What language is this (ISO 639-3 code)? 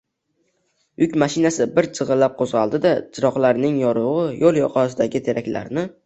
uzb